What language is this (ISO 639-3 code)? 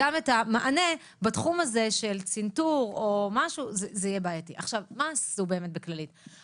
heb